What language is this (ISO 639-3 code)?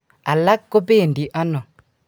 kln